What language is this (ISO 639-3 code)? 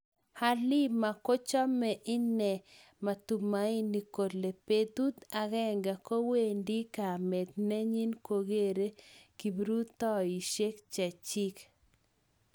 kln